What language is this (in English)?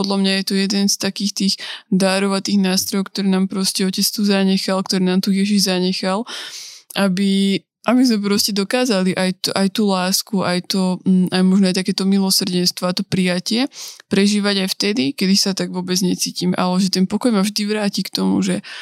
Slovak